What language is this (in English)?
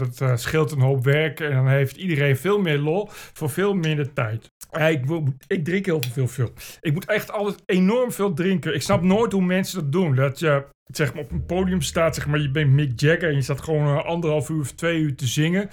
Dutch